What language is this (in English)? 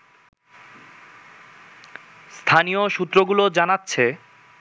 Bangla